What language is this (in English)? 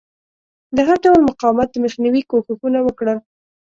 Pashto